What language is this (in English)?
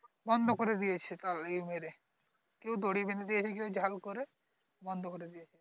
Bangla